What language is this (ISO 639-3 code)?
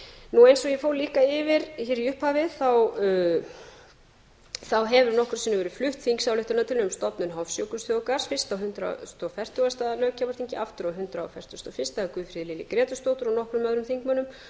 isl